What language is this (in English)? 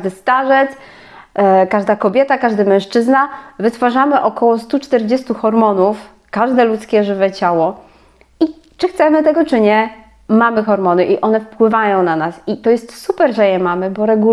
Polish